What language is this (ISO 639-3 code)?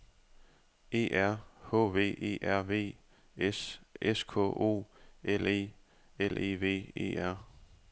dan